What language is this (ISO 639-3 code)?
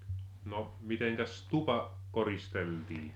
fin